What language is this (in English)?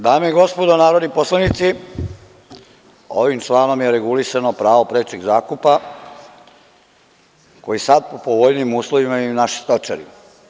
Serbian